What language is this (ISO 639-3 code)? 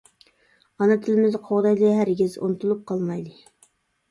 uig